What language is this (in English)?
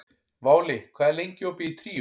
Icelandic